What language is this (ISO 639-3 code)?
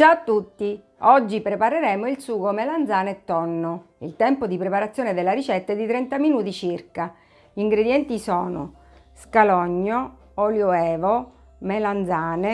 ita